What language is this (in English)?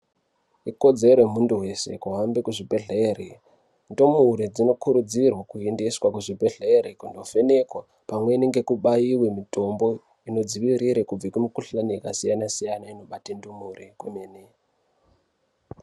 Ndau